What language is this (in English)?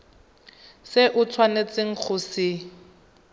Tswana